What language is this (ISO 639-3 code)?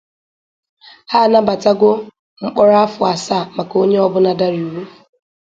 ibo